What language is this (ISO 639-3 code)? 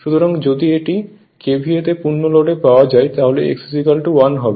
ben